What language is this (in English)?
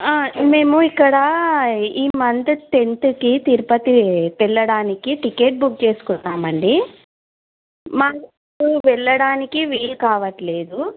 Telugu